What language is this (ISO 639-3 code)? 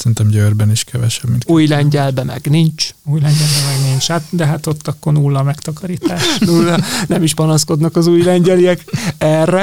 hun